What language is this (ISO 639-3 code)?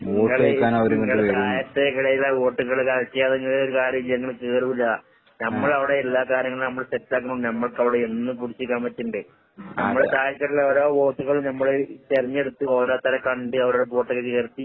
mal